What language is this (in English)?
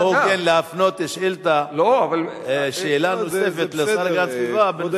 Hebrew